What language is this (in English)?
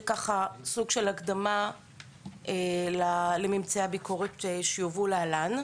Hebrew